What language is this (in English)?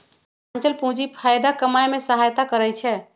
Magahi